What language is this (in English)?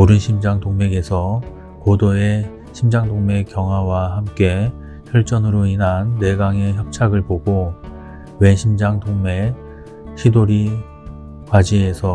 Korean